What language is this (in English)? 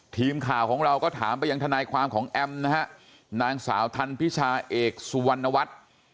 Thai